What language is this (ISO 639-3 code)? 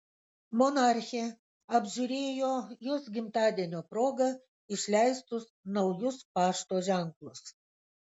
lit